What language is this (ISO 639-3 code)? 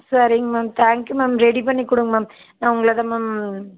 tam